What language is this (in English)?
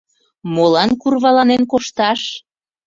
Mari